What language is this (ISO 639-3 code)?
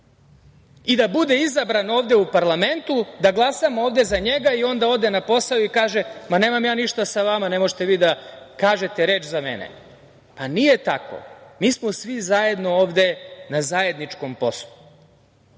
srp